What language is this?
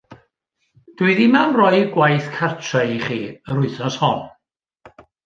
Welsh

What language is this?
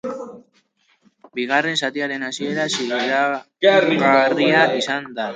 Basque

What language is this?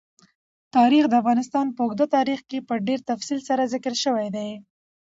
Pashto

